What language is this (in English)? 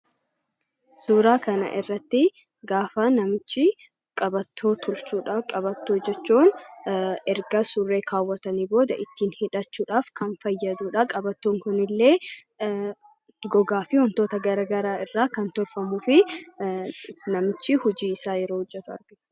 Oromo